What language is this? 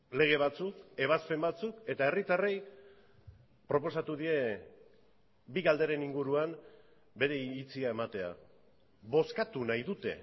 Basque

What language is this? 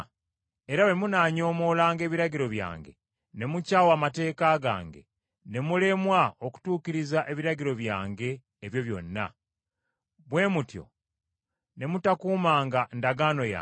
Ganda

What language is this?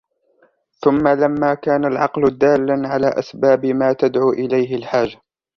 Arabic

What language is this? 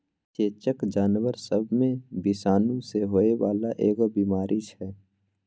Maithili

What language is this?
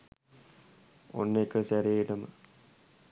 Sinhala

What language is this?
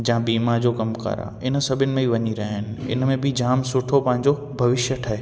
Sindhi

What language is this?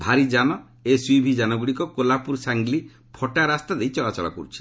Odia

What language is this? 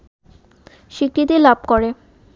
Bangla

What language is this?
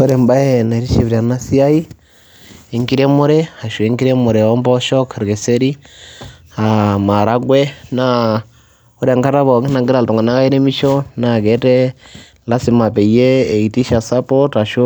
Masai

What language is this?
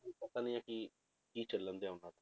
Punjabi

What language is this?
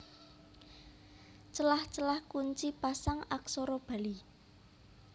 Javanese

